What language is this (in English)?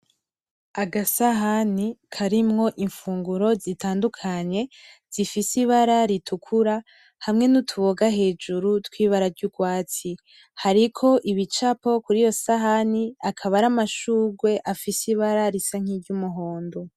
Rundi